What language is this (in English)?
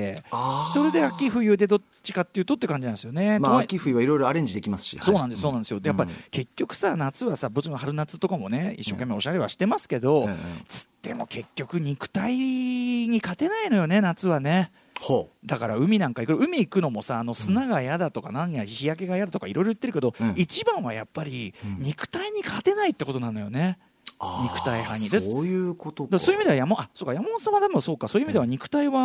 Japanese